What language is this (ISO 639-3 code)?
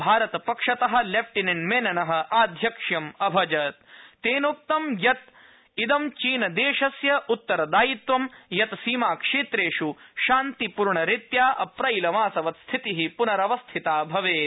san